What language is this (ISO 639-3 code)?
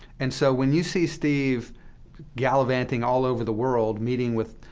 eng